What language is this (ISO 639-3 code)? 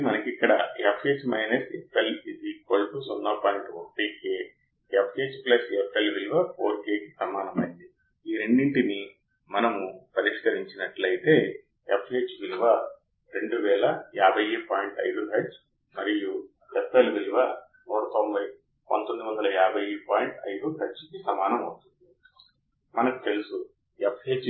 tel